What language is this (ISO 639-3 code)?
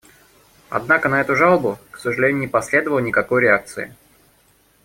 rus